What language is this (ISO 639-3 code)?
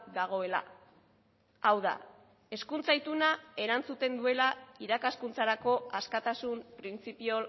eus